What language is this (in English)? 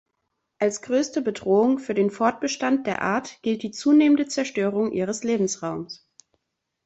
German